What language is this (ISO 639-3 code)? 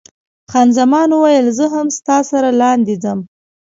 pus